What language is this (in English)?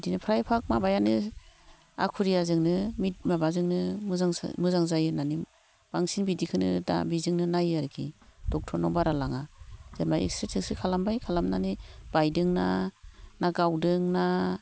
Bodo